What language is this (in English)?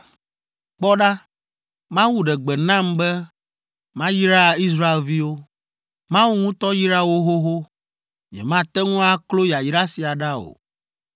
Ewe